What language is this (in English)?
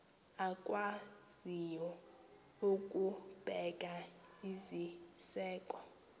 Xhosa